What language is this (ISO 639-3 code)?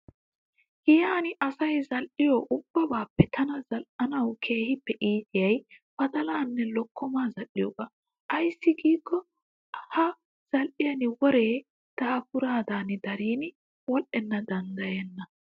wal